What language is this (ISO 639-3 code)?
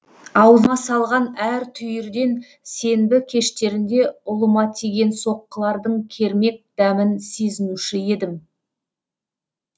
kaz